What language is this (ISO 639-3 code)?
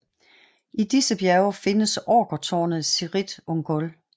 dan